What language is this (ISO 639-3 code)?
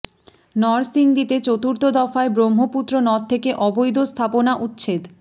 ben